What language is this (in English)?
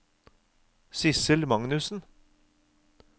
Norwegian